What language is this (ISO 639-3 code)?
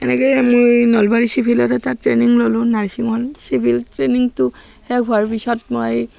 asm